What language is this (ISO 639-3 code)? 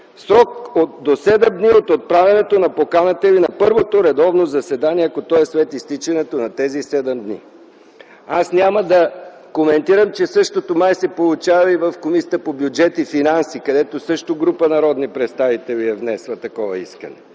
bul